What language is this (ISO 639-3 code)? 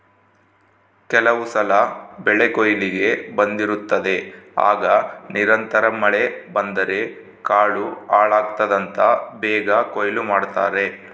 kan